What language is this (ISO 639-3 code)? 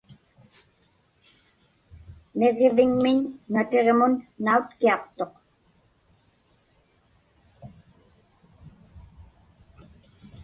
ipk